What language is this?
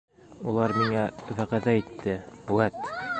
Bashkir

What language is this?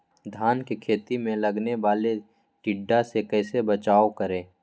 Magahi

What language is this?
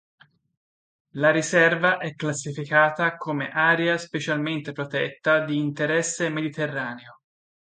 Italian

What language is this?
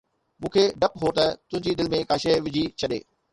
Sindhi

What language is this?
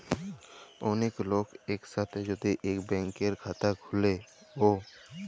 Bangla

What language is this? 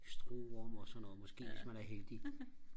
Danish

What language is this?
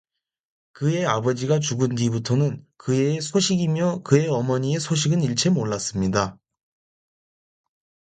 Korean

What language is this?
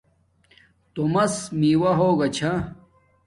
Domaaki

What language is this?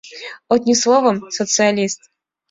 Mari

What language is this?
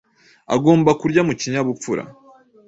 Kinyarwanda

